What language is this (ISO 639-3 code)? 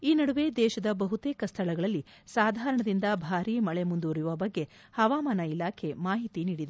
kan